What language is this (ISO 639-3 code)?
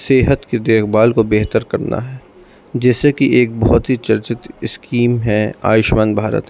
urd